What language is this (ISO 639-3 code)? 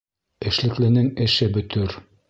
bak